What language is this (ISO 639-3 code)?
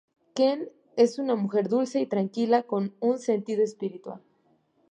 spa